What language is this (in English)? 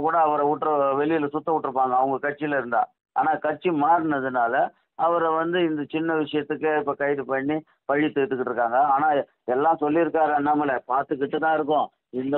Romanian